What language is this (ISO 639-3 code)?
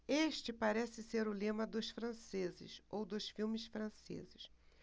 por